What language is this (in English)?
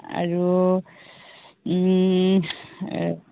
Assamese